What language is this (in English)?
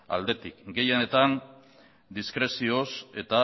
Basque